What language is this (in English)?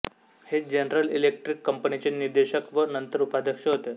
Marathi